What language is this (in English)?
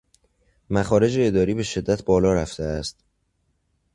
Persian